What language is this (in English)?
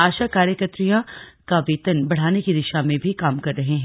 Hindi